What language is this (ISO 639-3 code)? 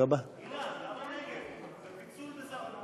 heb